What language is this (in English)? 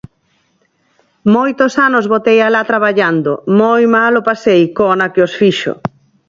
Galician